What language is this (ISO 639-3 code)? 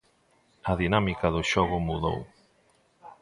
glg